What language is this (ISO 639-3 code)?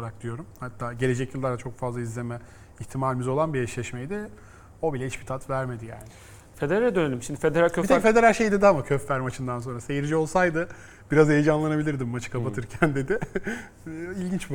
tur